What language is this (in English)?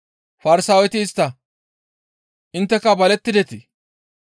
Gamo